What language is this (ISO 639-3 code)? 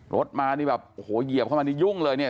tha